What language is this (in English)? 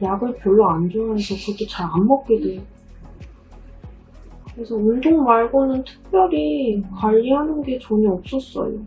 Korean